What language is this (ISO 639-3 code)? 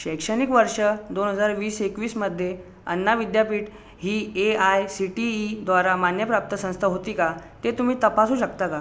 mar